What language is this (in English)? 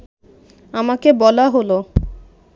Bangla